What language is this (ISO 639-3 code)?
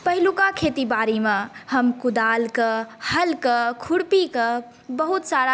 mai